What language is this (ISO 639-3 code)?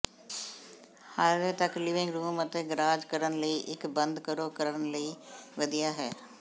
pan